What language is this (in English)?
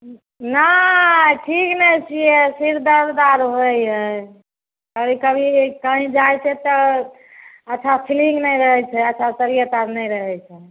Maithili